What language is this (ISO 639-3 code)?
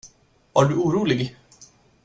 swe